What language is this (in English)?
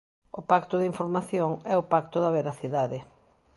Galician